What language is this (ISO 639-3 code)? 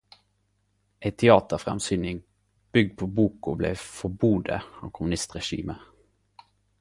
nno